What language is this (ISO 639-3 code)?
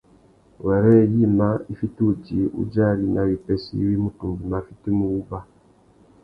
bag